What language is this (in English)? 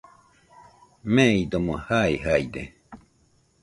Nüpode Huitoto